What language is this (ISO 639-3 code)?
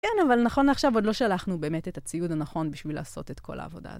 heb